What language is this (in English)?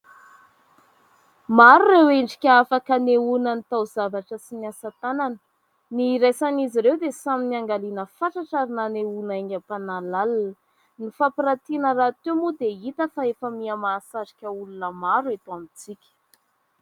Malagasy